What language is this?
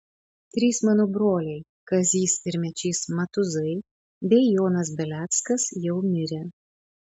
Lithuanian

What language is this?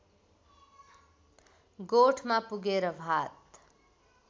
Nepali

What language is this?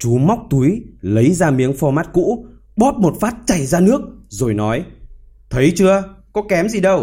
Vietnamese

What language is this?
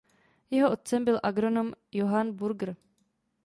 Czech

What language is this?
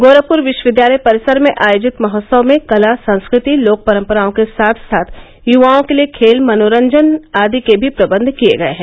Hindi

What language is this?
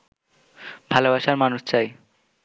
Bangla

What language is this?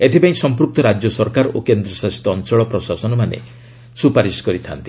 Odia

